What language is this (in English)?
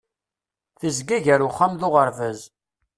Kabyle